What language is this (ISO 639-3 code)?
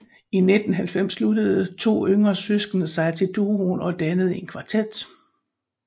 dan